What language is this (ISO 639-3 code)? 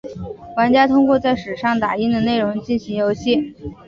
zho